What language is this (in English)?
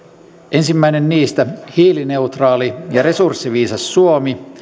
Finnish